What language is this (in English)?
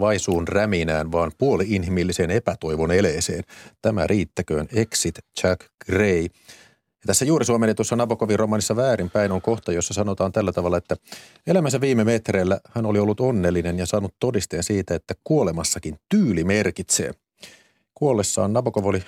Finnish